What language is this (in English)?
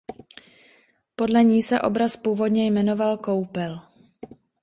Czech